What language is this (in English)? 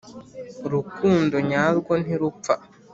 Kinyarwanda